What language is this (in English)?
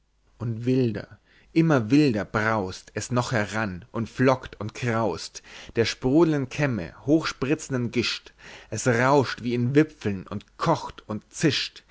German